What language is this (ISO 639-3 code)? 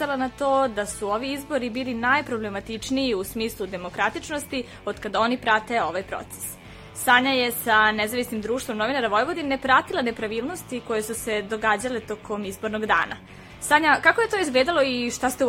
hrv